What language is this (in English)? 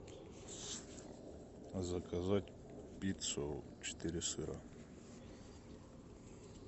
Russian